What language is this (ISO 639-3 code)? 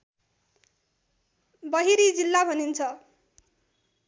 nep